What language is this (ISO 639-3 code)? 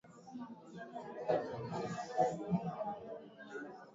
swa